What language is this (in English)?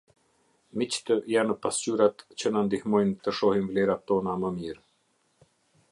Albanian